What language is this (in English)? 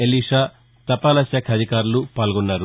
Telugu